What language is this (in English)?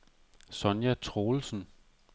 Danish